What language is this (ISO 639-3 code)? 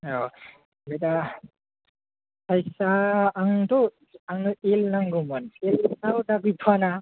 brx